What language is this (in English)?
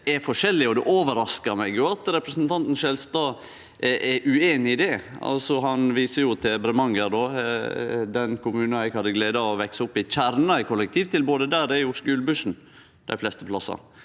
Norwegian